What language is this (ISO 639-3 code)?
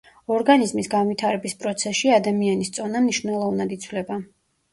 kat